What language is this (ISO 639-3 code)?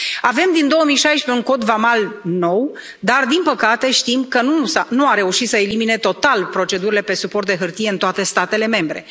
ron